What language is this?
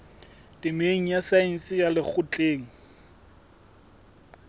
Southern Sotho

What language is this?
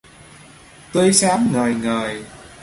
Vietnamese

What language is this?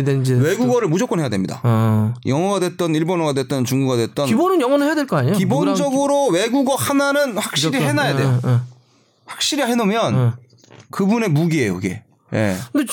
Korean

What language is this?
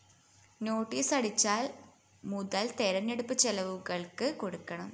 Malayalam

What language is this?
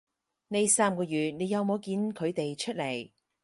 Cantonese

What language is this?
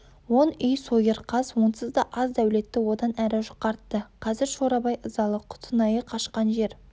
Kazakh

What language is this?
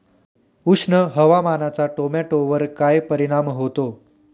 Marathi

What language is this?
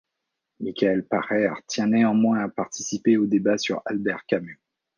French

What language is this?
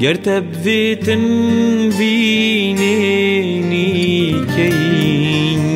Arabic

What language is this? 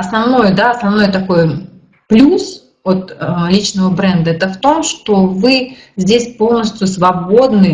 Russian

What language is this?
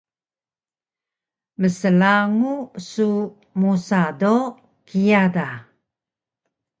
Taroko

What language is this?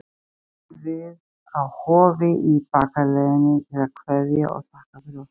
Icelandic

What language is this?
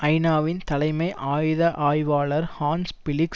Tamil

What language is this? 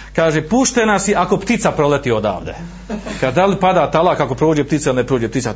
Croatian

